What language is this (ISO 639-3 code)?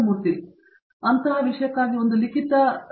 kan